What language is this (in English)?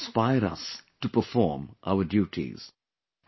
English